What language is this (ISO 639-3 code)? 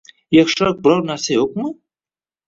uzb